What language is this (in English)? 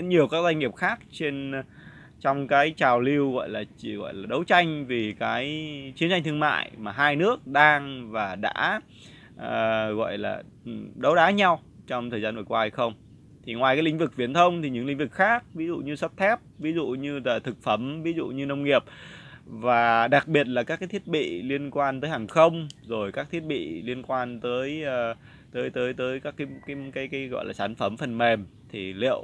Vietnamese